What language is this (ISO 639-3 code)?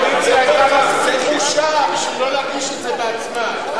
heb